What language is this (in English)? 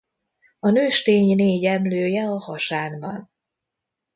Hungarian